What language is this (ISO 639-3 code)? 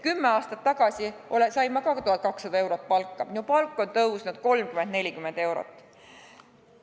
est